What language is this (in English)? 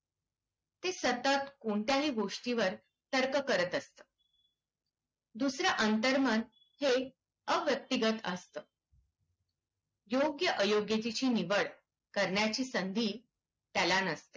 Marathi